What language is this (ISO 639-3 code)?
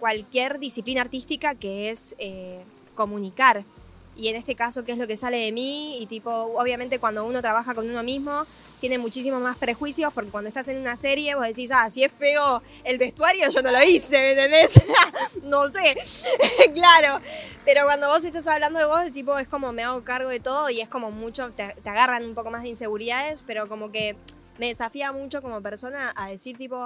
spa